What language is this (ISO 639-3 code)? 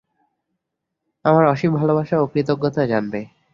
ben